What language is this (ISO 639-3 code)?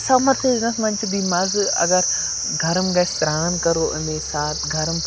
kas